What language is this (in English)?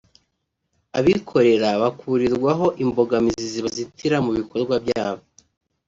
Kinyarwanda